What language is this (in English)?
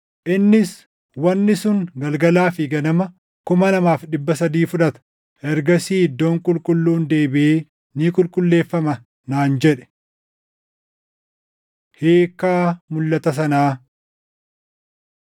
Oromo